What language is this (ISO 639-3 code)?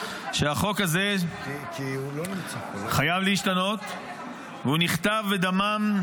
heb